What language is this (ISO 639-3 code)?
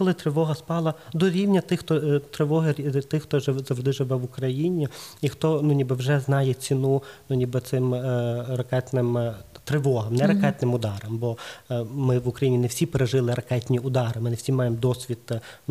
ukr